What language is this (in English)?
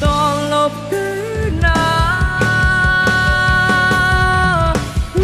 Thai